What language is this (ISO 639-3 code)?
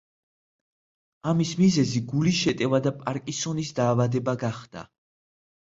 kat